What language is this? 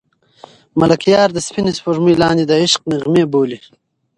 Pashto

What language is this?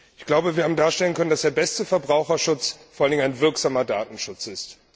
German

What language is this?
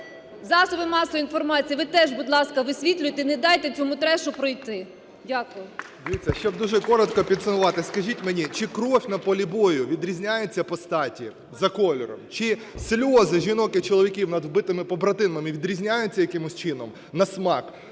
Ukrainian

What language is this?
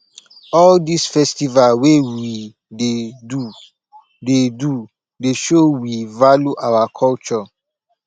Nigerian Pidgin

